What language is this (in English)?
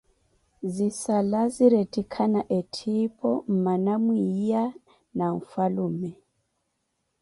Koti